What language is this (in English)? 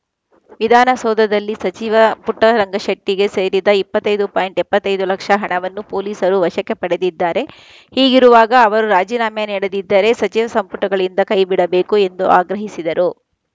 Kannada